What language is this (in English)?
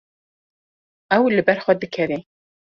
Kurdish